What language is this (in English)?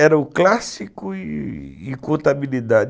Portuguese